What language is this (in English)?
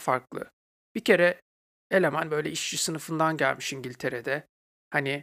Turkish